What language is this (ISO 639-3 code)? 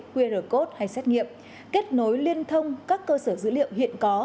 vie